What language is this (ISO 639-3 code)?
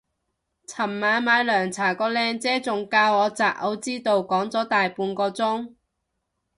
yue